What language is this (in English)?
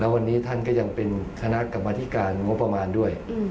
Thai